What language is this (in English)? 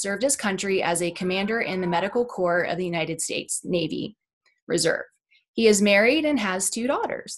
English